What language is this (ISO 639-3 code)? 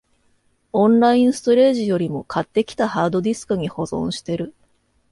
jpn